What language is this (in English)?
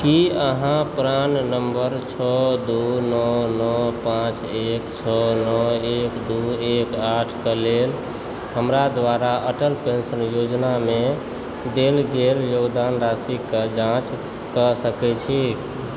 Maithili